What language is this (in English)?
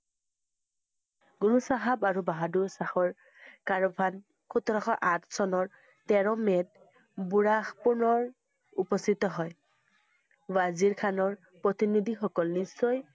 Assamese